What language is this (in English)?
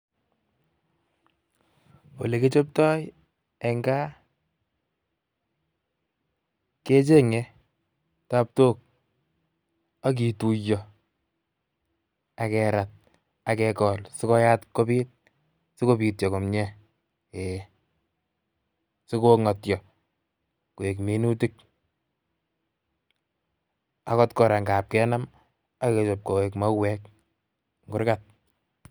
Kalenjin